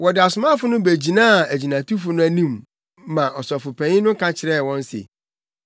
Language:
Akan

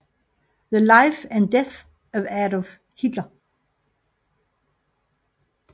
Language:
Danish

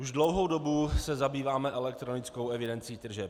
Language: Czech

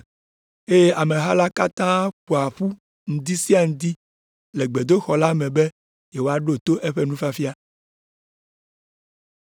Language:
Ewe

